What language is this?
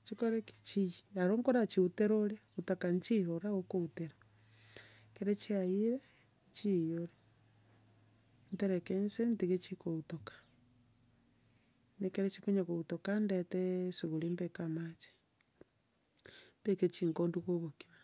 Gusii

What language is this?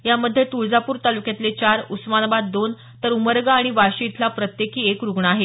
Marathi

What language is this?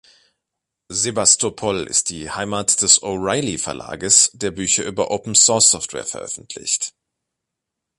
German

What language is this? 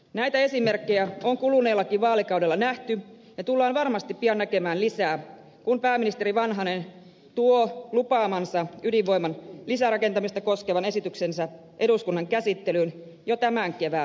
Finnish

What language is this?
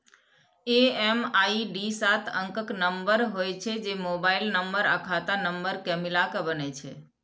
Maithili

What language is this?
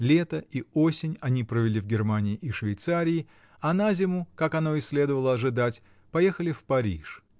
Russian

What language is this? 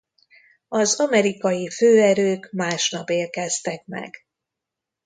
Hungarian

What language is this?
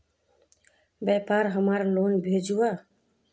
Magahi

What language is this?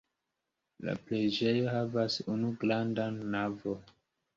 Esperanto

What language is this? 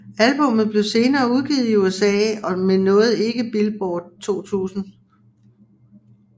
Danish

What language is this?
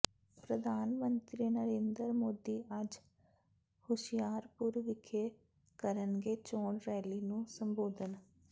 Punjabi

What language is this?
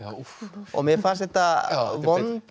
Icelandic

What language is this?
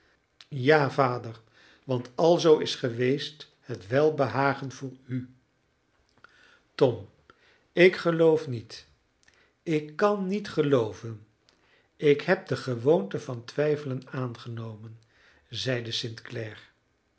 Dutch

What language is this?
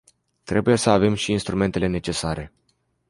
Romanian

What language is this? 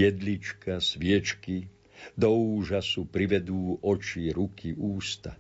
Slovak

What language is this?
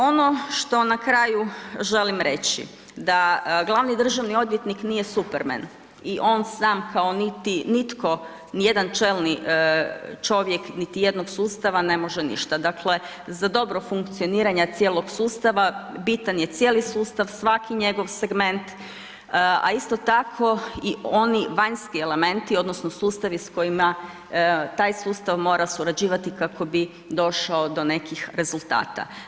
Croatian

